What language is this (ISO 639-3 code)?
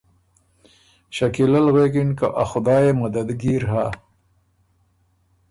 oru